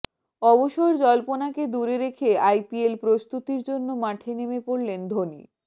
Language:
Bangla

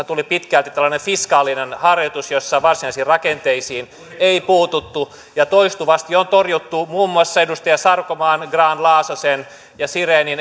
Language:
Finnish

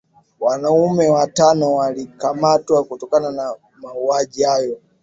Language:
Swahili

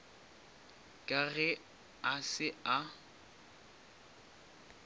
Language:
Northern Sotho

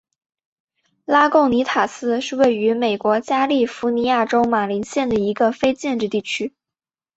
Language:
Chinese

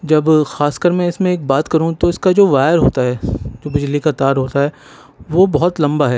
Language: Urdu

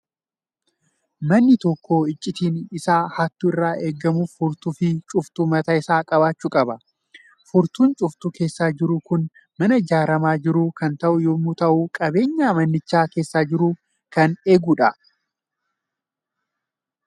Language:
Oromo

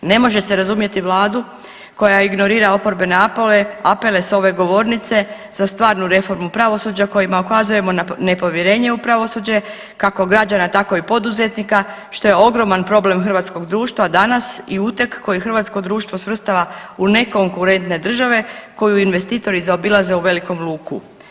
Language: Croatian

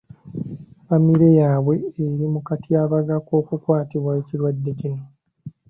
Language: Ganda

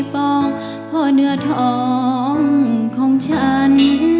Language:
Thai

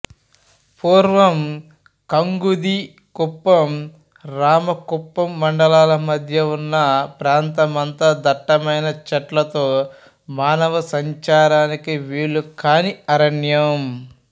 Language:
Telugu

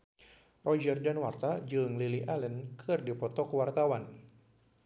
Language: Sundanese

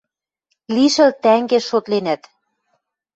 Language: Western Mari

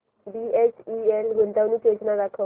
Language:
Marathi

